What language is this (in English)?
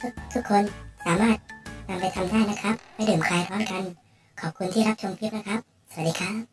Thai